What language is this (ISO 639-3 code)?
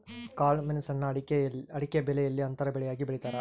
kan